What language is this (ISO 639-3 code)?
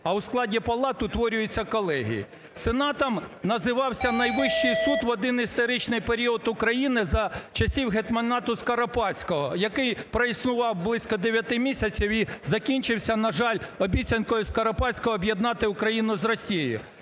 ukr